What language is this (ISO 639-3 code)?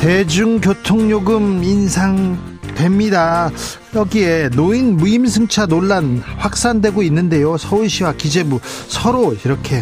kor